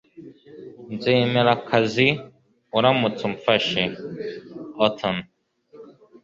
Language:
Kinyarwanda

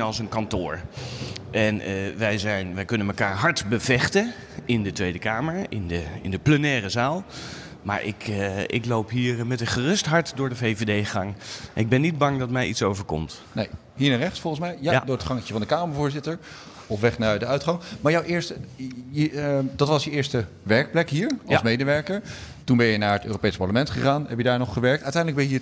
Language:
Dutch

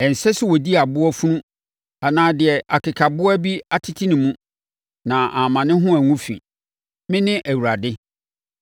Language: Akan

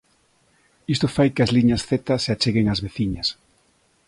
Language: Galician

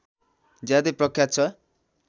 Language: Nepali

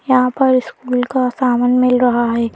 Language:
Hindi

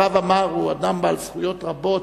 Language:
Hebrew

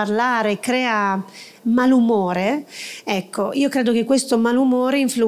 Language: Italian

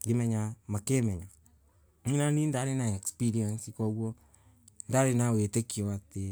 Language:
Embu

